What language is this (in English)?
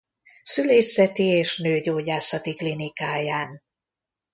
Hungarian